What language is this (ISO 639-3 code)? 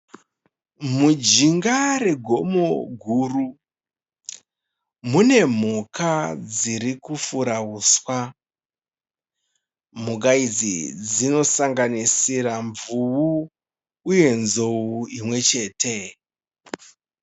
sna